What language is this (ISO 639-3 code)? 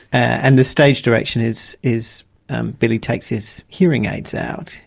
eng